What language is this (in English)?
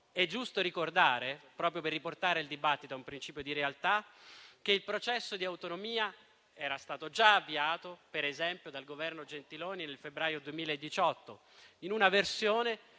Italian